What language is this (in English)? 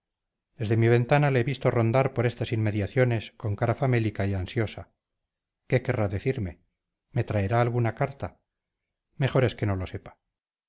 Spanish